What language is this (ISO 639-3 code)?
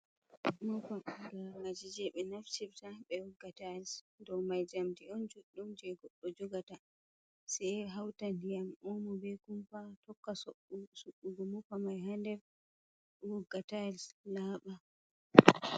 ful